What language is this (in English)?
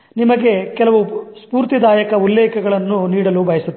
Kannada